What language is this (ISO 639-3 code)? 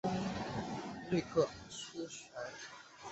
zho